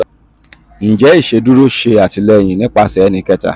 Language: Yoruba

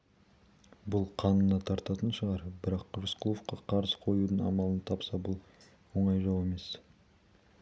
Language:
Kazakh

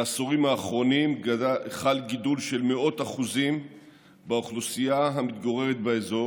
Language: Hebrew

